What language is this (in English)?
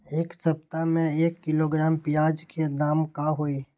Magahi